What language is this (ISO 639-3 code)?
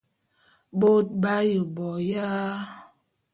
bum